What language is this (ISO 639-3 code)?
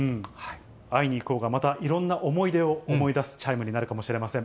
jpn